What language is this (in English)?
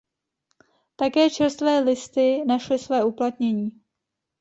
Czech